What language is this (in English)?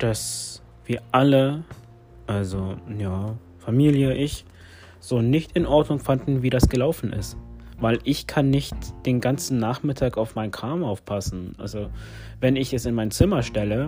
German